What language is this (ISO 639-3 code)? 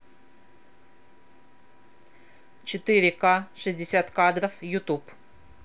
rus